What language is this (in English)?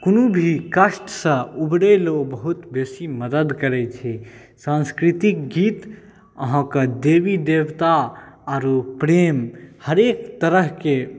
Maithili